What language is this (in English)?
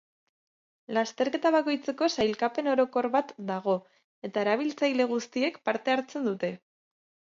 Basque